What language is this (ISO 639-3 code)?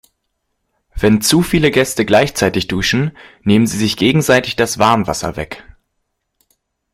deu